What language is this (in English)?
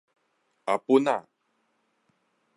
Min Nan Chinese